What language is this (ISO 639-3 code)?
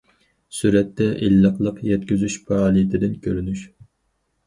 uig